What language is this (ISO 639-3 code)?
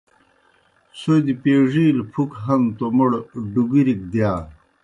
plk